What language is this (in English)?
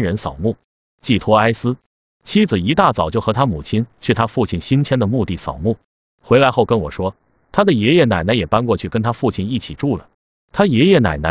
Chinese